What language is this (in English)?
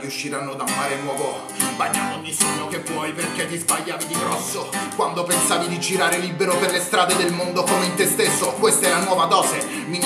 Italian